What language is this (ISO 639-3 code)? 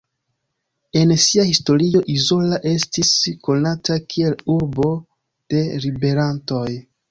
epo